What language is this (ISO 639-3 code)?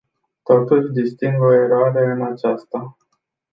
ron